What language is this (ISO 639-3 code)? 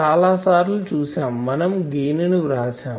tel